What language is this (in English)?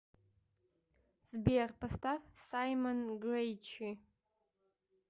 Russian